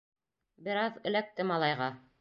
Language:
Bashkir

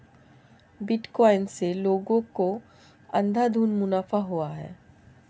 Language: Hindi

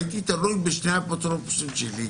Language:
Hebrew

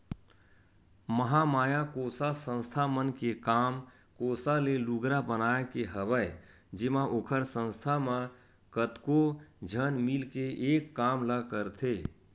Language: Chhattisgarhi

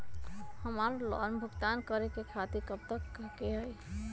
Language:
Magahi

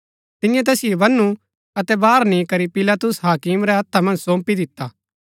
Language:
Gaddi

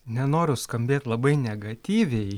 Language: Lithuanian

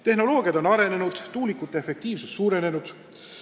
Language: Estonian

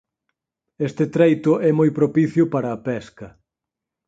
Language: Galician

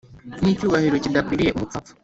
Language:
Kinyarwanda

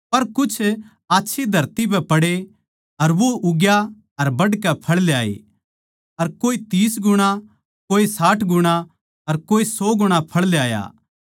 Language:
Haryanvi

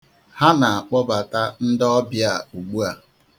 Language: Igbo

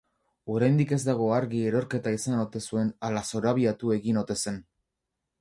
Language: Basque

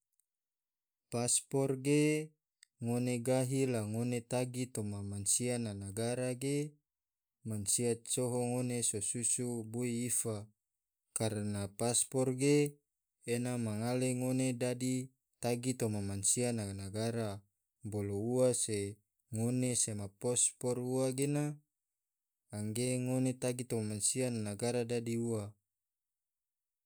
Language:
Tidore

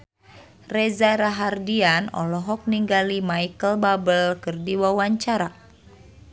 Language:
Sundanese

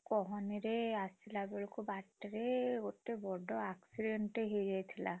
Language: Odia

